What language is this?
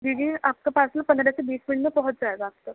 Urdu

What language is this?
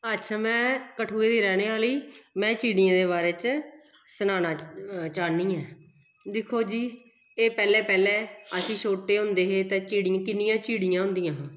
Dogri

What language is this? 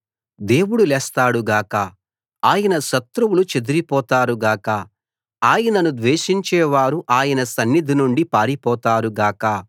Telugu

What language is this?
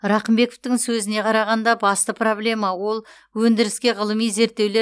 Kazakh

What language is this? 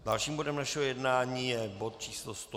Czech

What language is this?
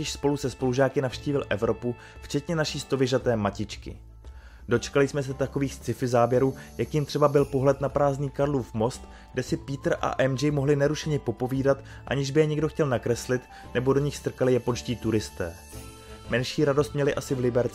Czech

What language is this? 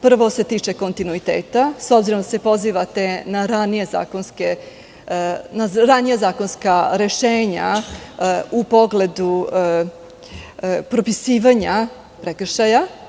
Serbian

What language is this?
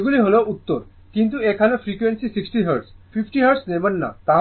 Bangla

